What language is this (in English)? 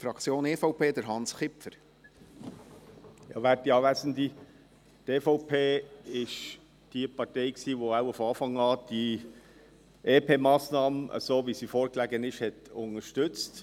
Swiss German